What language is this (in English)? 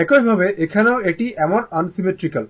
Bangla